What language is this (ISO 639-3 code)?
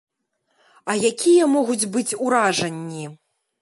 bel